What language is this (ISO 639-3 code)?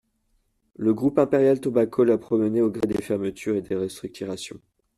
fra